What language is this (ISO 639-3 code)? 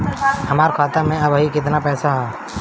bho